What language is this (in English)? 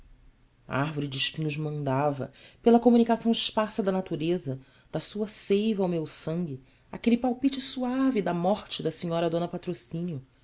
Portuguese